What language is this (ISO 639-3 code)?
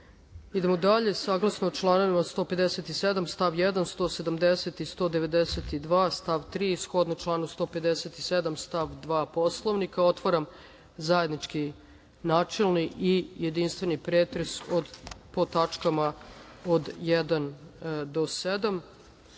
srp